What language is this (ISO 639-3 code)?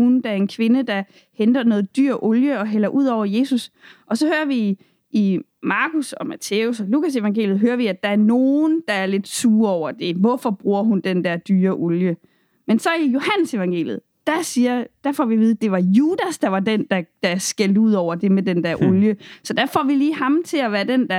dan